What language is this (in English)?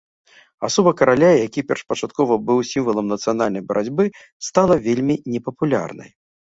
Belarusian